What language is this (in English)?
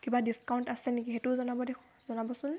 Assamese